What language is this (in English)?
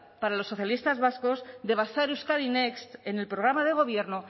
Spanish